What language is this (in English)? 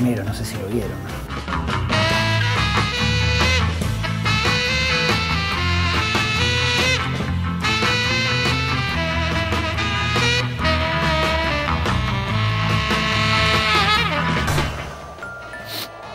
Spanish